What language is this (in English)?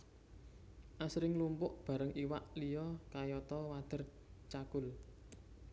Javanese